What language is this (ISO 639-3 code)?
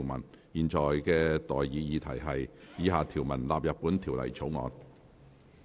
yue